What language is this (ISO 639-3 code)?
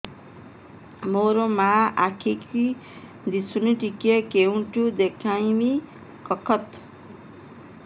ori